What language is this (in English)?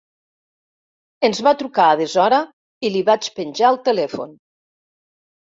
Catalan